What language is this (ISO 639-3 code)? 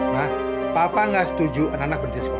ind